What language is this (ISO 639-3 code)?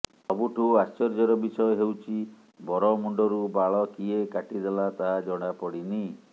ori